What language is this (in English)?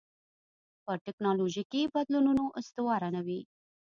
Pashto